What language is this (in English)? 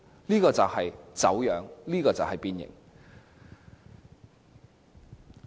Cantonese